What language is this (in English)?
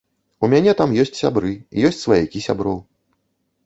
Belarusian